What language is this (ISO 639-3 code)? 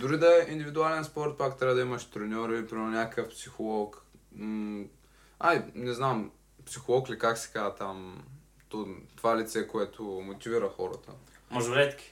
bul